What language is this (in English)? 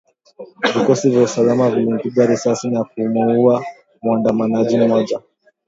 Swahili